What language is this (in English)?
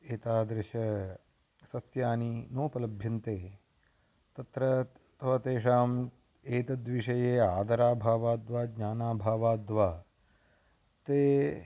Sanskrit